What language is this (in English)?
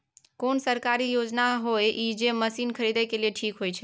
Maithili